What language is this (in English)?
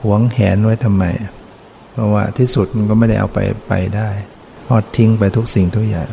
Thai